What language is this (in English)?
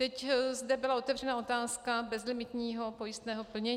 Czech